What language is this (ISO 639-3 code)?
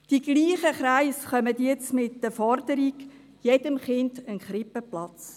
gsw